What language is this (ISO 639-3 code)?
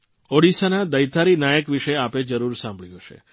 guj